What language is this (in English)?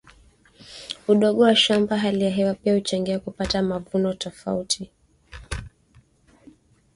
Swahili